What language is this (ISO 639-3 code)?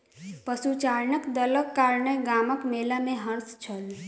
mai